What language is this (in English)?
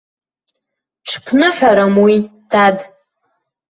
Abkhazian